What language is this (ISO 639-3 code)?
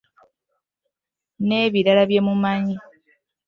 lug